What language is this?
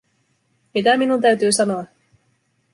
Finnish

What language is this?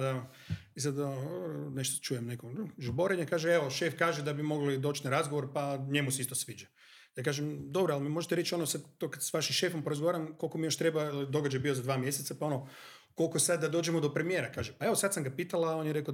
Croatian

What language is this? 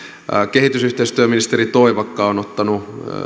Finnish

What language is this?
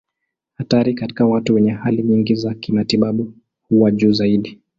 Swahili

